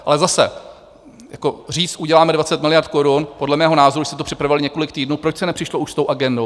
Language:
Czech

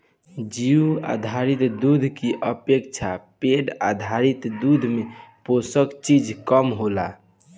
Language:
Bhojpuri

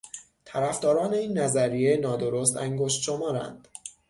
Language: Persian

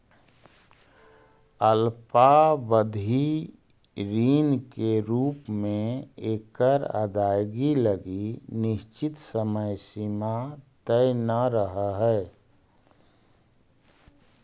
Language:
Magahi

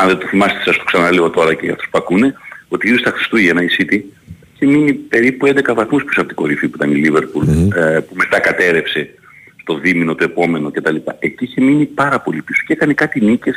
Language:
Greek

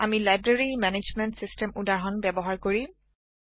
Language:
Assamese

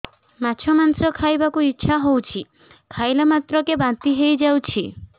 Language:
Odia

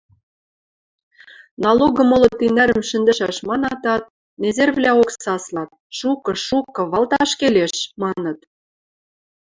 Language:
Western Mari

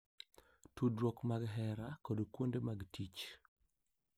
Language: Luo (Kenya and Tanzania)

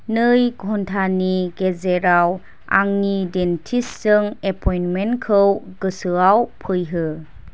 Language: Bodo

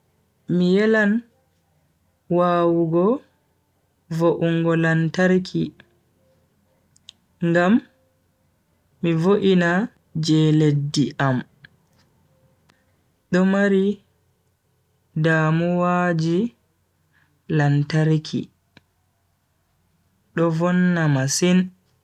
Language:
Bagirmi Fulfulde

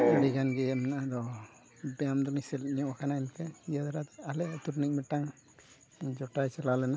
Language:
Santali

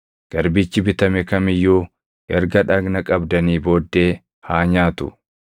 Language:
Oromo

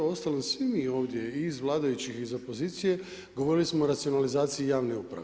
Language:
Croatian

